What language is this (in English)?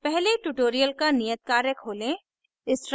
Hindi